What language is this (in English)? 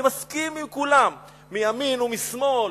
Hebrew